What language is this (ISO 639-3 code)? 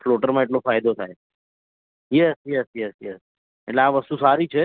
guj